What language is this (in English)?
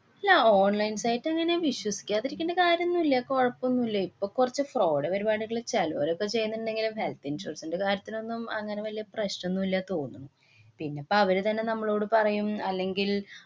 Malayalam